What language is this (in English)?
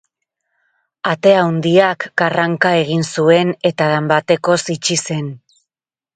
Basque